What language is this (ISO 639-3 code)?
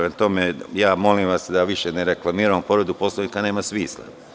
srp